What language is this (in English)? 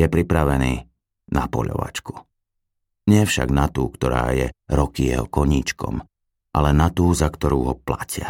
Slovak